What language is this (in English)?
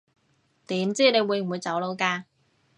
Cantonese